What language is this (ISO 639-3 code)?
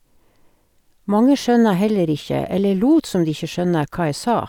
nor